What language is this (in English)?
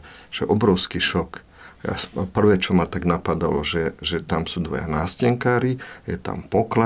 Slovak